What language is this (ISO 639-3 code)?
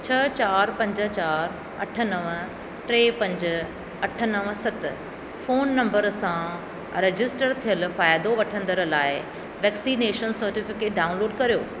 snd